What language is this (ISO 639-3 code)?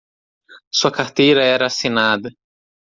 por